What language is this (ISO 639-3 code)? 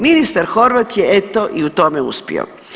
hrv